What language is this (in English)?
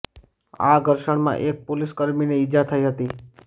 Gujarati